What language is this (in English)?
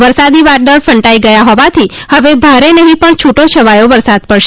Gujarati